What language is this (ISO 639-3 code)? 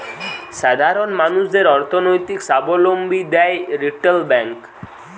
ben